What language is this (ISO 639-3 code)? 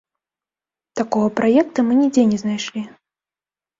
bel